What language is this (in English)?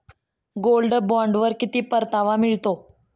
Marathi